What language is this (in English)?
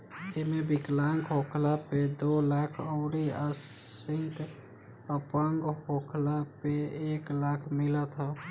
Bhojpuri